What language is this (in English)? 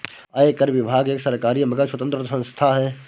Hindi